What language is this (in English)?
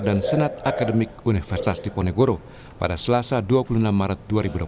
Indonesian